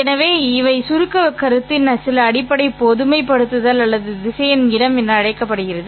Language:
Tamil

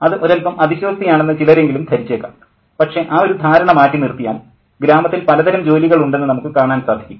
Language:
Malayalam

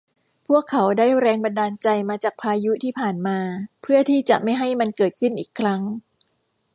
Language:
Thai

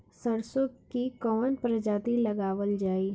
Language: Bhojpuri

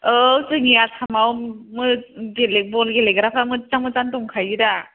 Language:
Bodo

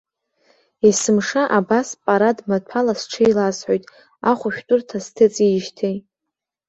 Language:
Abkhazian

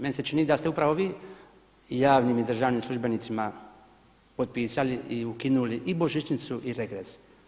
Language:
Croatian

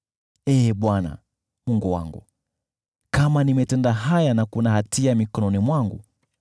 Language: Swahili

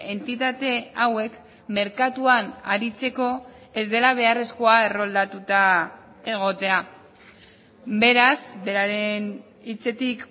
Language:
Basque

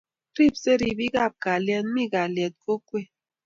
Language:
Kalenjin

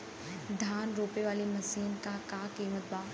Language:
Bhojpuri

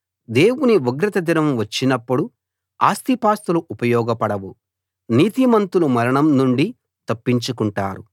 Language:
Telugu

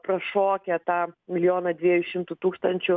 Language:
Lithuanian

